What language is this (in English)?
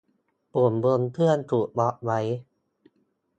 Thai